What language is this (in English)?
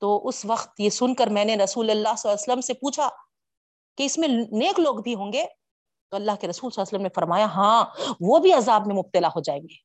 Urdu